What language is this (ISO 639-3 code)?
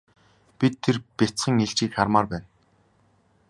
mon